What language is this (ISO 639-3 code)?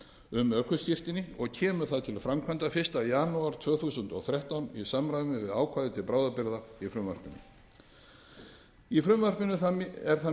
isl